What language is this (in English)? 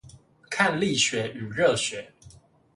Chinese